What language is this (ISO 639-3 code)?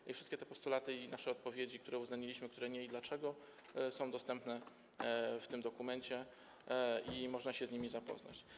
pol